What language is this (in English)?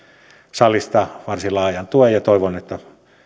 Finnish